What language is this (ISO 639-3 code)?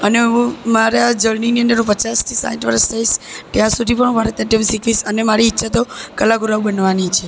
guj